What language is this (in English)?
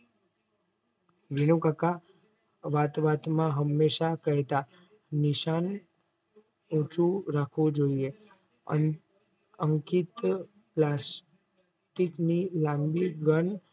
Gujarati